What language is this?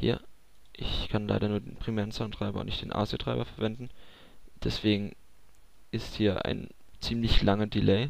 German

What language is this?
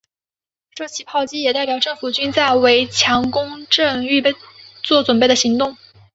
Chinese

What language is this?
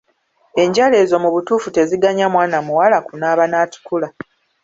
Ganda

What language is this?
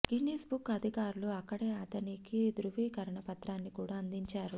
Telugu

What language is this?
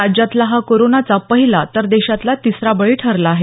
Marathi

